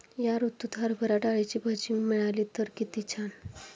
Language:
Marathi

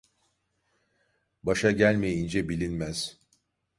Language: Turkish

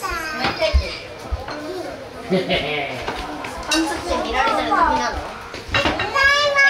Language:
Japanese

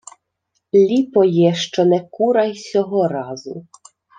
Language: Ukrainian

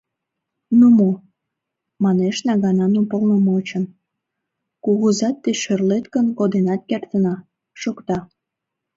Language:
Mari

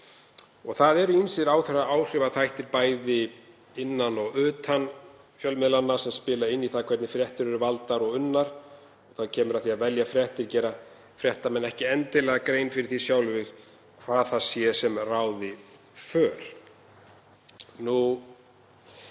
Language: Icelandic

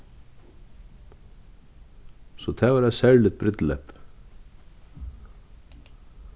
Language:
Faroese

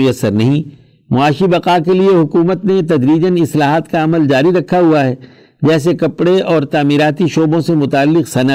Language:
Urdu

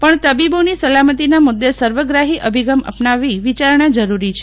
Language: Gujarati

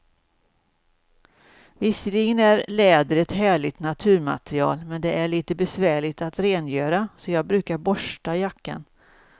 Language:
Swedish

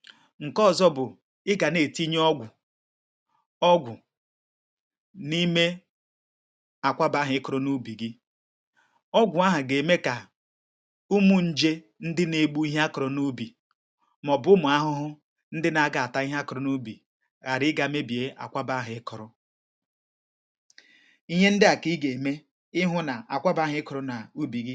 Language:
Igbo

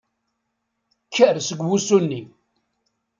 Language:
Kabyle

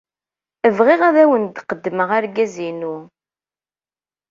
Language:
Kabyle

